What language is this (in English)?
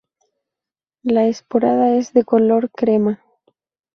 Spanish